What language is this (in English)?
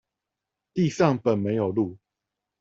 Chinese